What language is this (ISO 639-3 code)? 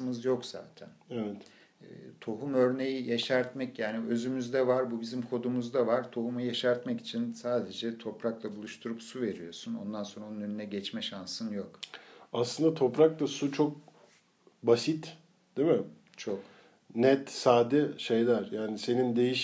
tur